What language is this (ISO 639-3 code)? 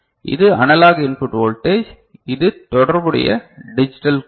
tam